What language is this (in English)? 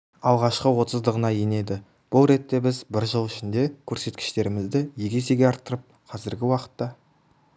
Kazakh